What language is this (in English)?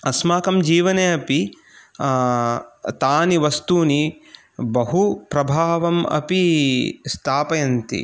Sanskrit